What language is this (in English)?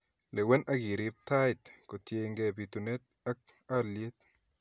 Kalenjin